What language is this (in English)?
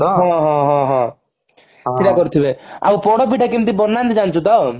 Odia